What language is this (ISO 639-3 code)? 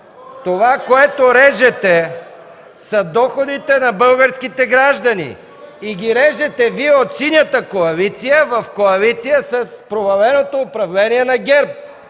bul